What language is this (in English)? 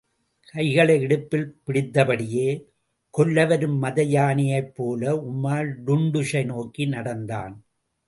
Tamil